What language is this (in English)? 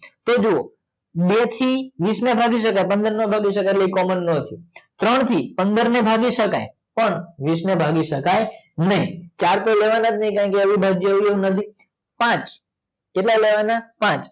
Gujarati